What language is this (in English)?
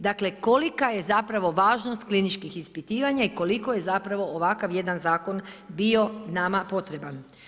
Croatian